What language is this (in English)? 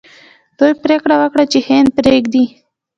Pashto